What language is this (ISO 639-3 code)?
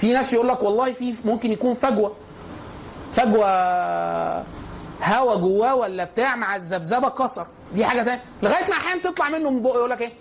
ara